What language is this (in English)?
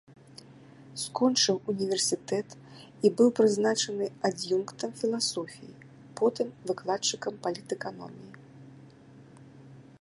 Belarusian